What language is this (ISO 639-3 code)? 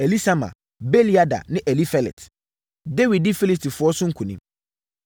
aka